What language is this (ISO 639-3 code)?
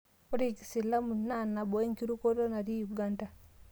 mas